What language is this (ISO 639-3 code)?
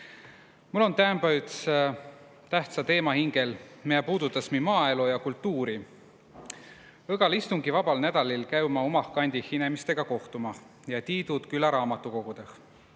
est